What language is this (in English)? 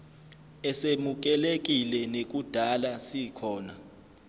Zulu